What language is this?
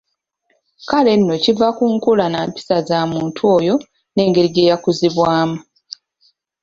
Ganda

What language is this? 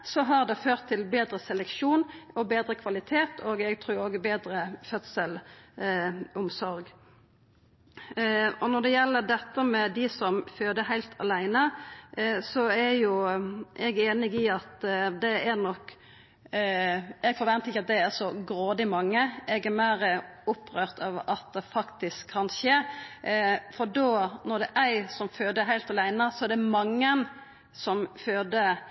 Norwegian Nynorsk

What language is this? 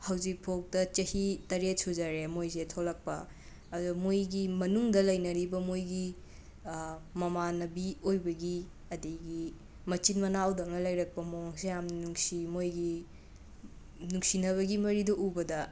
Manipuri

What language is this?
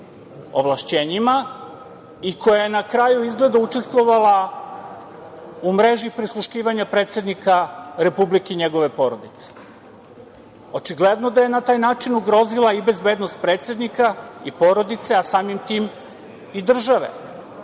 Serbian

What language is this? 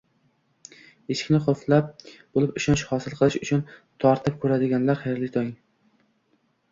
Uzbek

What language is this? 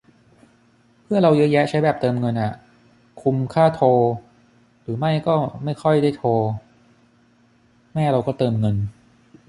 Thai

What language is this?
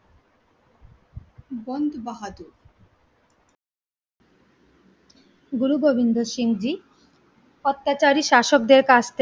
Bangla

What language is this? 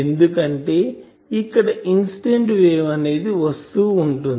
Telugu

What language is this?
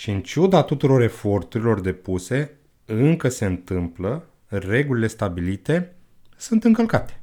Romanian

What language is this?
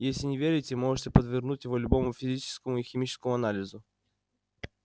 Russian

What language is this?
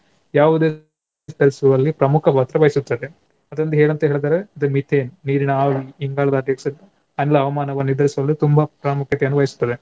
Kannada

